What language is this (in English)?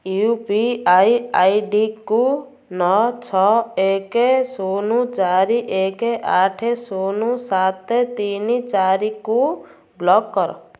Odia